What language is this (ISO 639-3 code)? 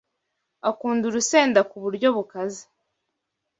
kin